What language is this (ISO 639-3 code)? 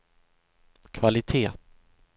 swe